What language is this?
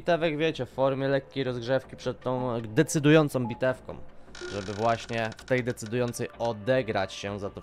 Polish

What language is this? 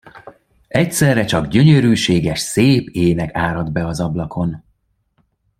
Hungarian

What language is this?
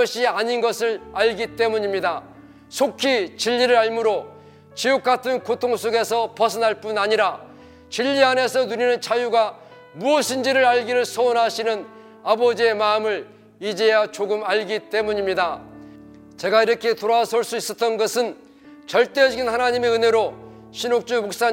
Korean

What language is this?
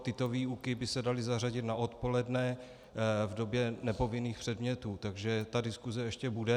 Czech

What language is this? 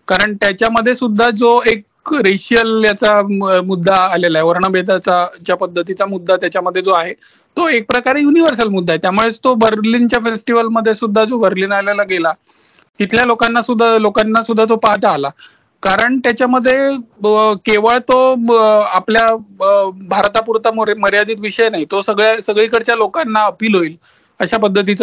Marathi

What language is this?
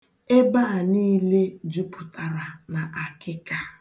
Igbo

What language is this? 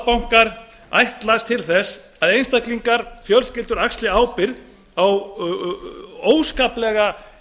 Icelandic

